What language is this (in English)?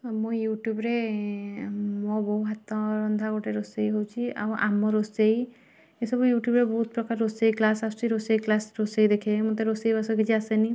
Odia